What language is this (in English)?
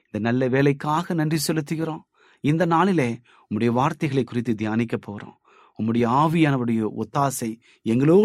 Tamil